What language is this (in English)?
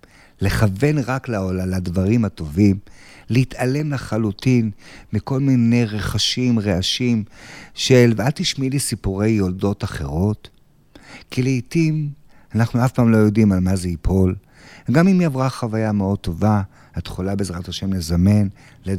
Hebrew